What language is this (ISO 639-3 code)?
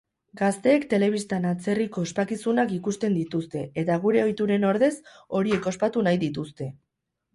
eus